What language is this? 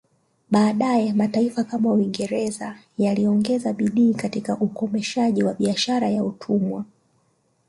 Swahili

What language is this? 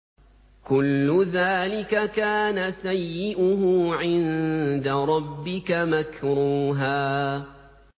Arabic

